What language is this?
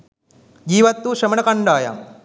Sinhala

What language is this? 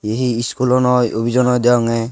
Chakma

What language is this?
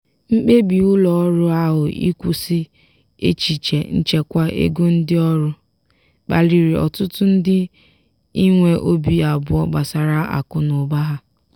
Igbo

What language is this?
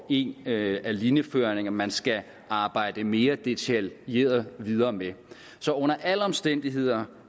Danish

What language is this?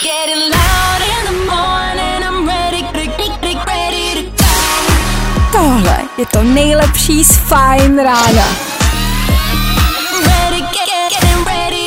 Czech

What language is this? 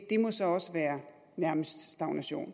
Danish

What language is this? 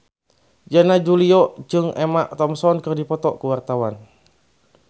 Sundanese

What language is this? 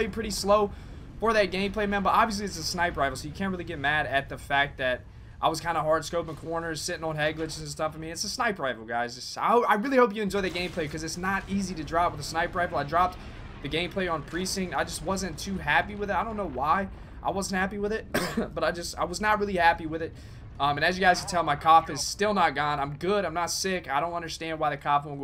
English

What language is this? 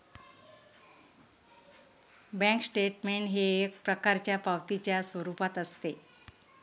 Marathi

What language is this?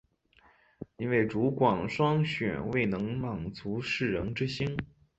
Chinese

